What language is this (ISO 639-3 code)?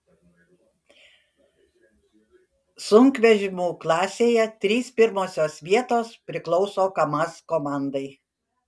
lit